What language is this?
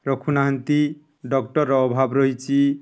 Odia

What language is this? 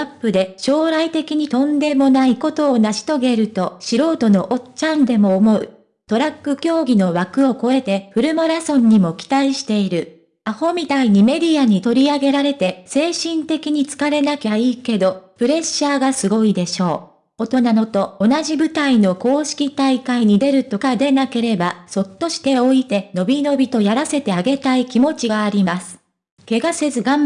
Japanese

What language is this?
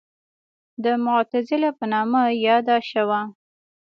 Pashto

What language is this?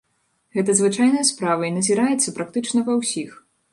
Belarusian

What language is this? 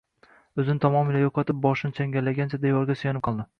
Uzbek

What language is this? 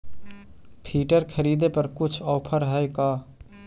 Magahi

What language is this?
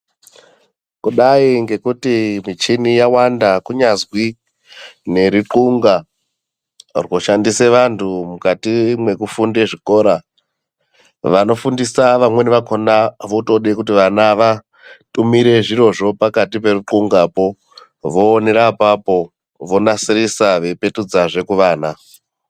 Ndau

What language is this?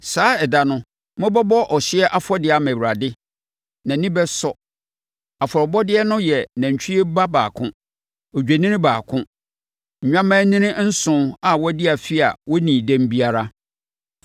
Akan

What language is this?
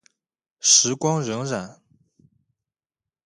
Chinese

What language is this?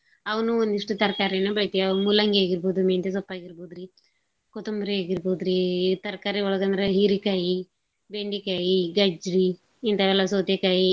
Kannada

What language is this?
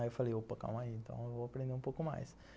Portuguese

